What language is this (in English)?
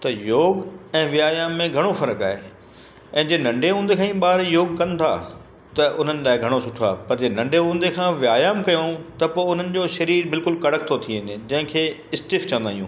Sindhi